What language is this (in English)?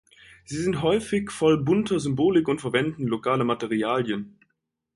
German